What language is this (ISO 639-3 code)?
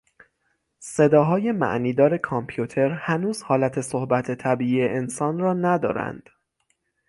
fas